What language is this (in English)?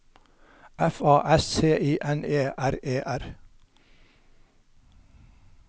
Norwegian